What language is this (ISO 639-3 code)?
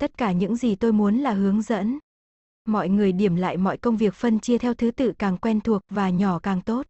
vie